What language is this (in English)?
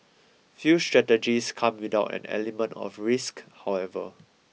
English